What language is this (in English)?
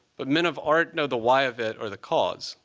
English